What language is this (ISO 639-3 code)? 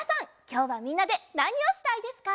jpn